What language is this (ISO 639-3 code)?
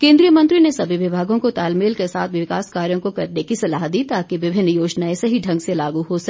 hin